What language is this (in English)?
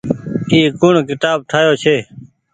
Goaria